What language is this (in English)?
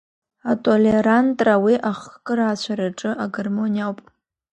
Abkhazian